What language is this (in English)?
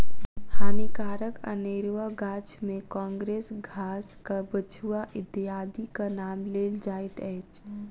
Maithili